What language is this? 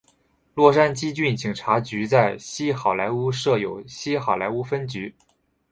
Chinese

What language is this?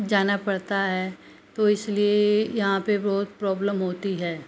Hindi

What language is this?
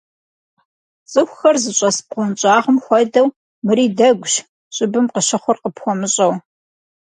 Kabardian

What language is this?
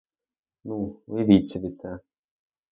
Ukrainian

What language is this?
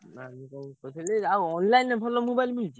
Odia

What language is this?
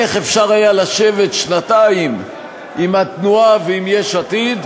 Hebrew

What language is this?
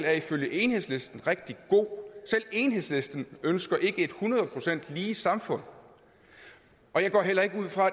Danish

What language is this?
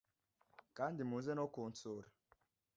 Kinyarwanda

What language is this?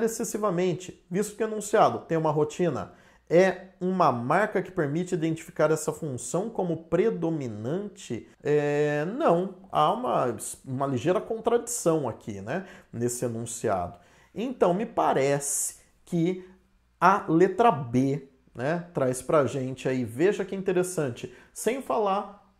Portuguese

